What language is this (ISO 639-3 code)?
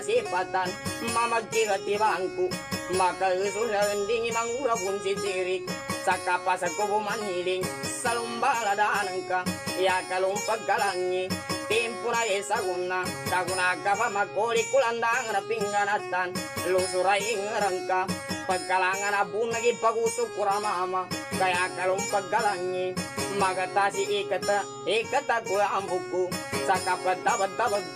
ind